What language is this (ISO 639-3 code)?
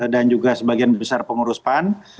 ind